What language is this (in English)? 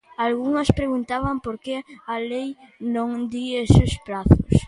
Galician